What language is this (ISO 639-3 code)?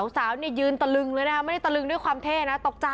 tha